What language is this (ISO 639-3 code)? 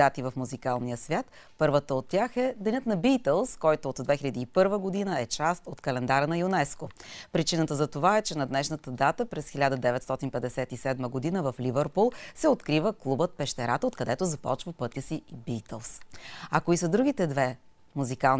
bul